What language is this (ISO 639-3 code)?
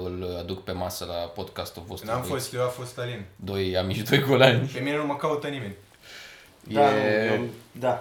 ron